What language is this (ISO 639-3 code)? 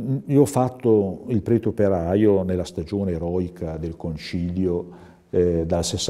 ita